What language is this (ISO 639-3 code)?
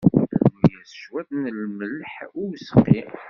kab